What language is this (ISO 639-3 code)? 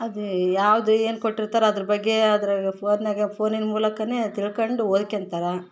kan